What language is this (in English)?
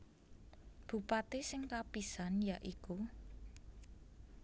Javanese